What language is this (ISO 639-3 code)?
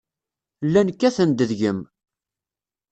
kab